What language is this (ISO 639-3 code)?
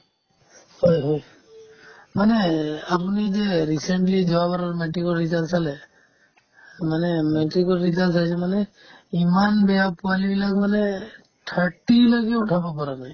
asm